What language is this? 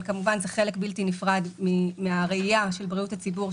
Hebrew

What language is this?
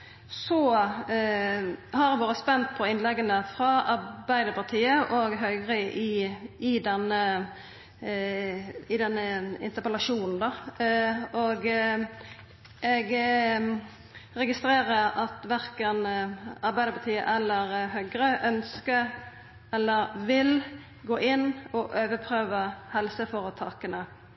Norwegian Nynorsk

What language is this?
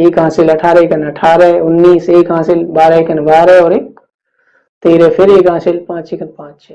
Hindi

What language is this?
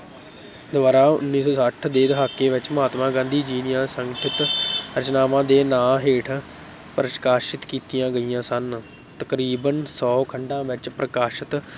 Punjabi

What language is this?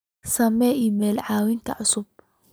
Somali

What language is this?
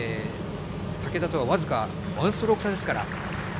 Japanese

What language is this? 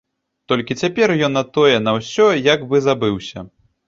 Belarusian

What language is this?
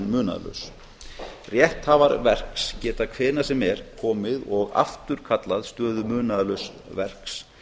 Icelandic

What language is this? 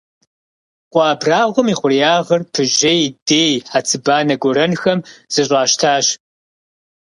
Kabardian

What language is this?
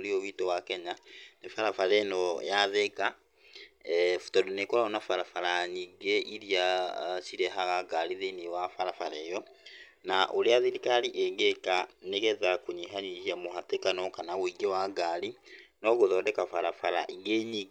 Kikuyu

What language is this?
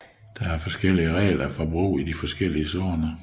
Danish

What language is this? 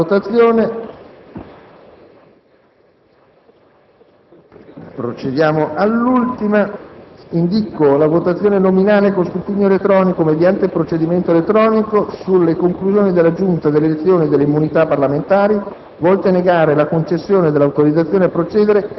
Italian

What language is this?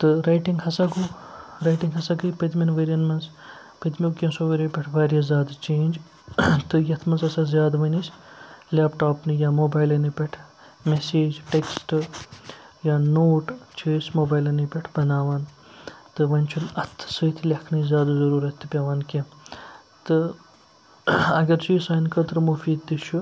Kashmiri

